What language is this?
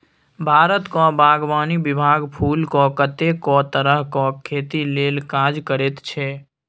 Maithili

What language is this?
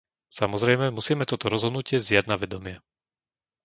Slovak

